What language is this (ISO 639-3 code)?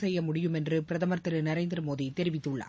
tam